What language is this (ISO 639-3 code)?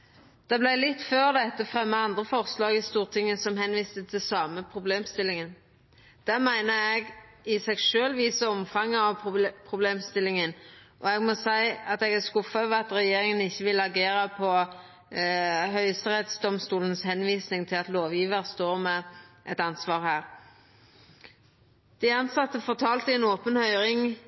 nno